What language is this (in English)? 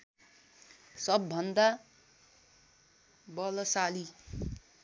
Nepali